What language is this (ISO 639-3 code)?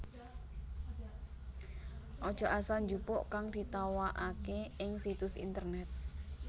jav